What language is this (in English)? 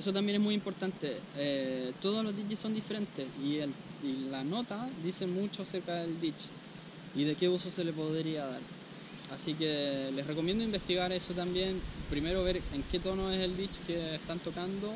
Spanish